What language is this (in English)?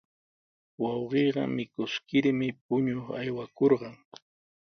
Sihuas Ancash Quechua